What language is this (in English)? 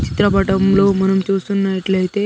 Telugu